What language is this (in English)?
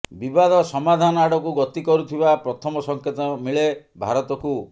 Odia